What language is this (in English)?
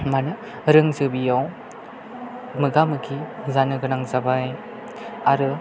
Bodo